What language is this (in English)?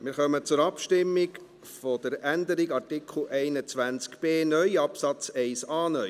Swiss German